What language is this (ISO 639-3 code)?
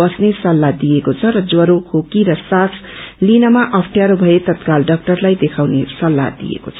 nep